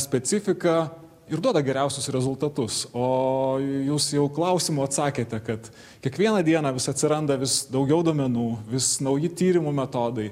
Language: Lithuanian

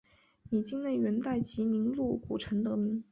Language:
Chinese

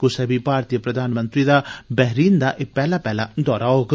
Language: Dogri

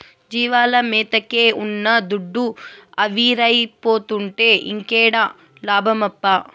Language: Telugu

